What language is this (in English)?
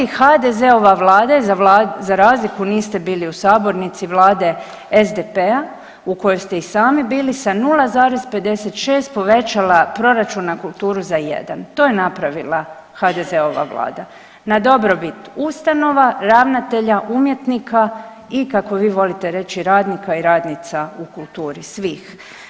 Croatian